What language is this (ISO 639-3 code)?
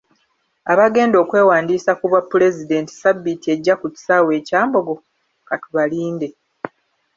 lug